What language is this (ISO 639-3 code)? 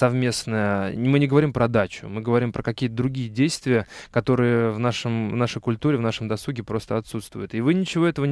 rus